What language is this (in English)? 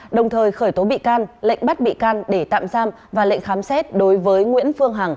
Vietnamese